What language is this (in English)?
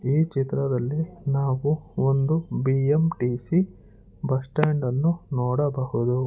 Kannada